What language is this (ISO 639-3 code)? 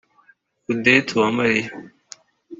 kin